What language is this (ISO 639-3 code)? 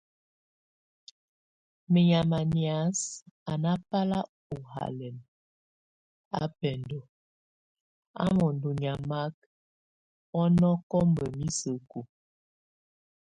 tvu